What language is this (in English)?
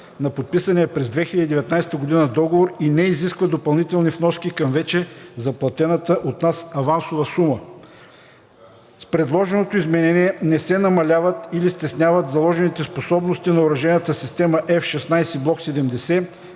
Bulgarian